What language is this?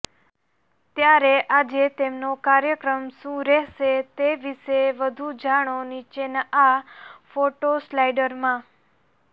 Gujarati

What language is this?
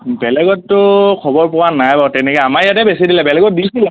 Assamese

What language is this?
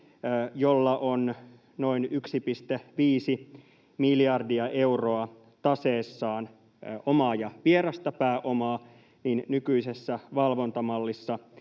Finnish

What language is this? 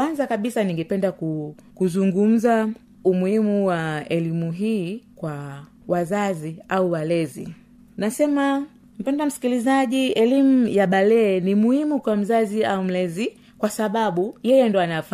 Swahili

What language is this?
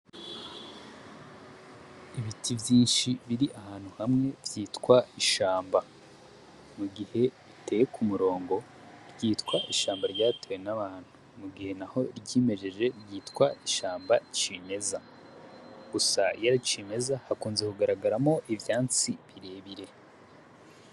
Rundi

